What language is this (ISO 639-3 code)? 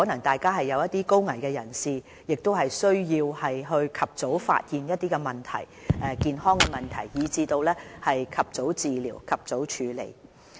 yue